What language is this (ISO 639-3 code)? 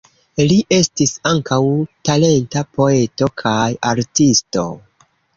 epo